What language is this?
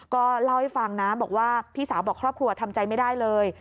Thai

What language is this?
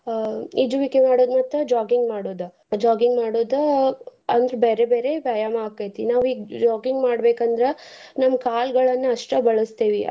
Kannada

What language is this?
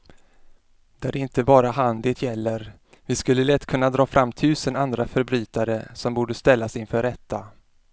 Swedish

